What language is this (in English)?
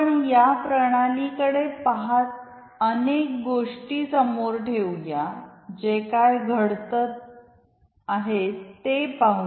Marathi